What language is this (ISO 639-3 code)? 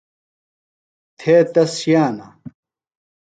phl